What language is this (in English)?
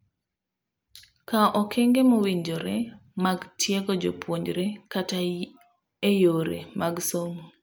Luo (Kenya and Tanzania)